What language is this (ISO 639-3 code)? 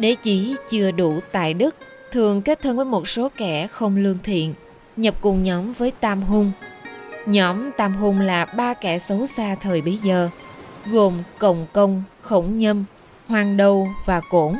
vie